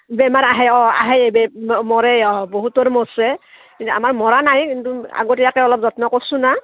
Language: Assamese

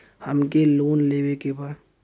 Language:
Bhojpuri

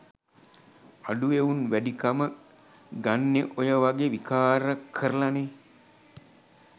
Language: Sinhala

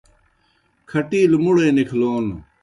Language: Kohistani Shina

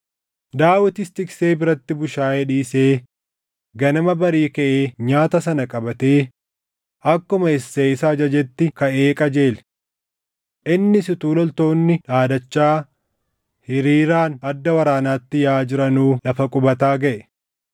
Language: Oromo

